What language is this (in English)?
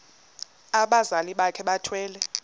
Xhosa